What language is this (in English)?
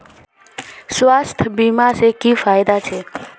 Magahi